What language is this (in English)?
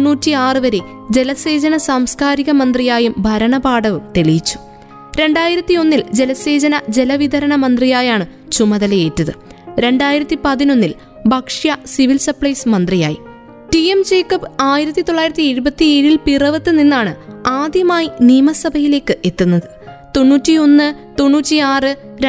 Malayalam